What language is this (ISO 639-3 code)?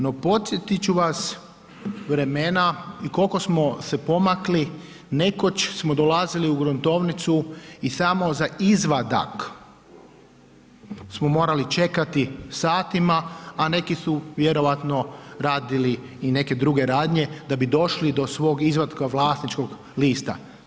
hrv